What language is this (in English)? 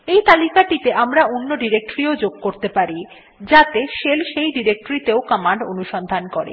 Bangla